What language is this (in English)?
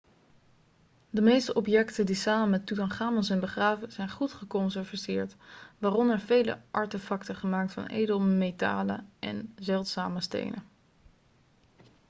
Dutch